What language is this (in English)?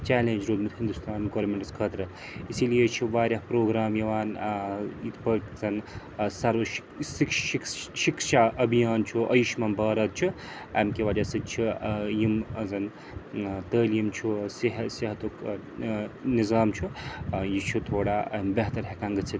Kashmiri